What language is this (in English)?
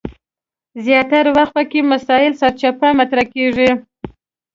Pashto